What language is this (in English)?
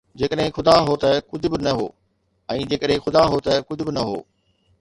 Sindhi